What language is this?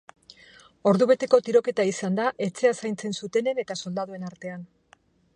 Basque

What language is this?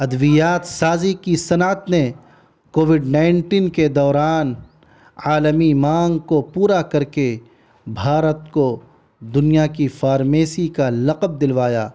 Urdu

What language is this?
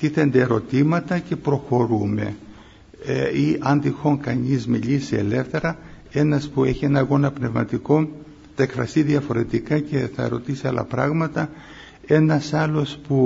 Greek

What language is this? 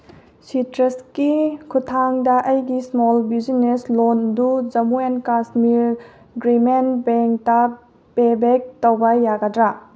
Manipuri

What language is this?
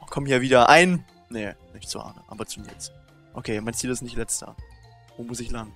German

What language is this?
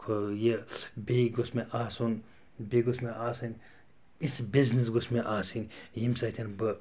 Kashmiri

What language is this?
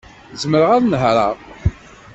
Kabyle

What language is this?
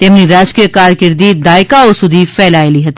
Gujarati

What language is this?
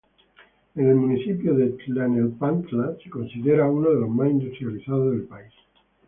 Spanish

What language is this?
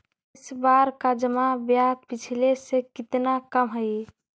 Magahi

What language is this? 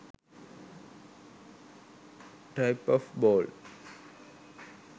Sinhala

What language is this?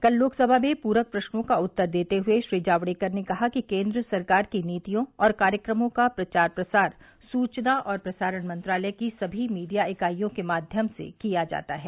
Hindi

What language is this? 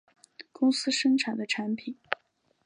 Chinese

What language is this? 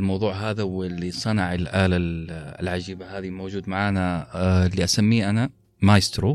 Arabic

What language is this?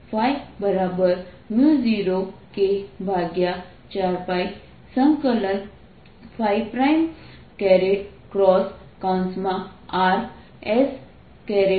Gujarati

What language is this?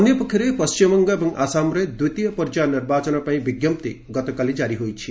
Odia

